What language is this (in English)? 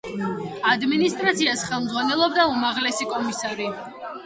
Georgian